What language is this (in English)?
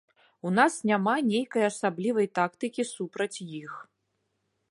Belarusian